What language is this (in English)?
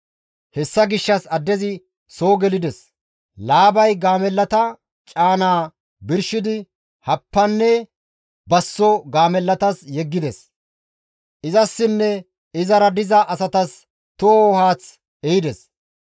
Gamo